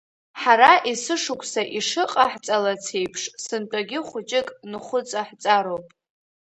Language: Abkhazian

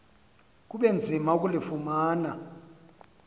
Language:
Xhosa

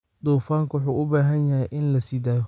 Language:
Somali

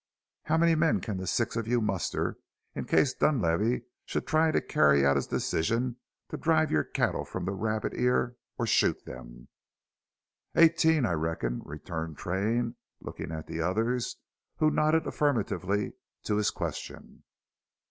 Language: English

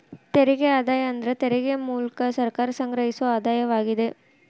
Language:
Kannada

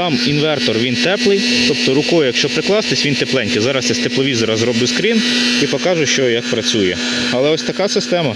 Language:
Ukrainian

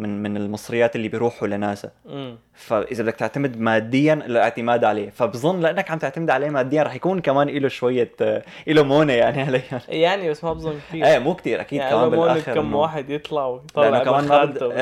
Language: Arabic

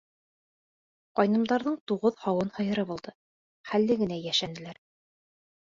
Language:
Bashkir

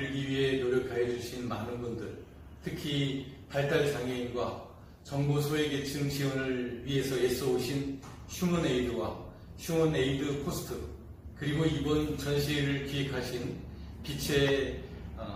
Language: Korean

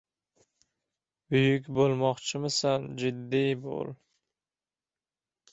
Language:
Uzbek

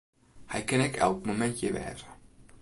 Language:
Western Frisian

